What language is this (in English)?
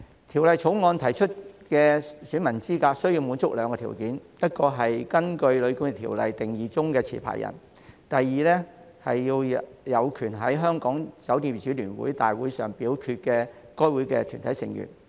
Cantonese